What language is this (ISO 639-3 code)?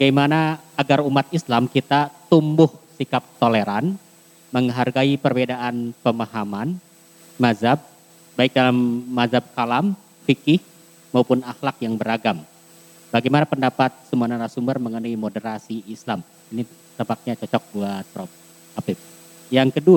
ind